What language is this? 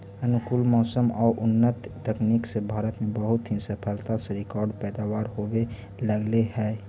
Magahi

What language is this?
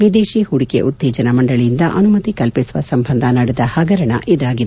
Kannada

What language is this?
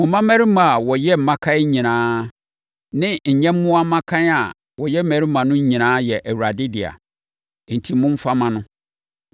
Akan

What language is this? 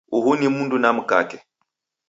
Taita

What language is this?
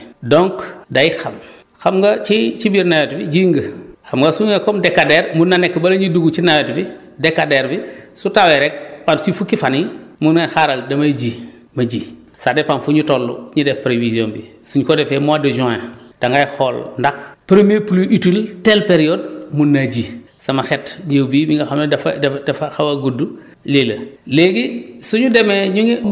Wolof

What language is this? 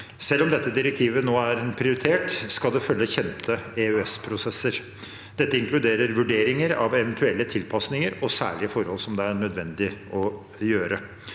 Norwegian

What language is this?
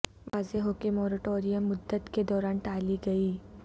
Urdu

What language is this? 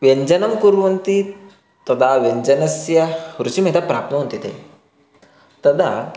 Sanskrit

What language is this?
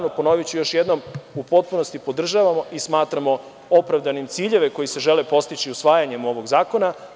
Serbian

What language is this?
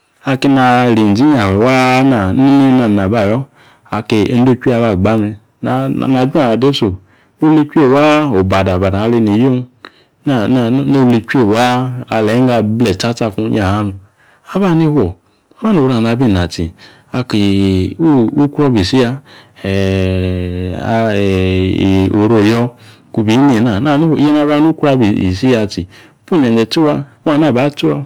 Yace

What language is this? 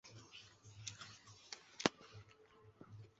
Chinese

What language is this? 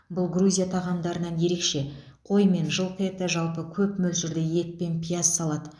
Kazakh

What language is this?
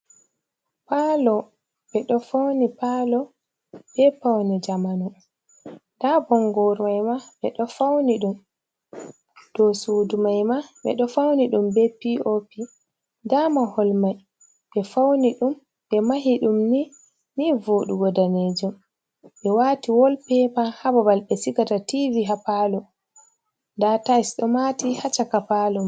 Fula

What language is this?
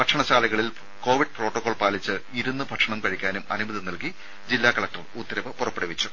Malayalam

